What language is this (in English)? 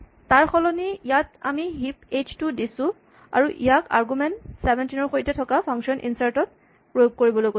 Assamese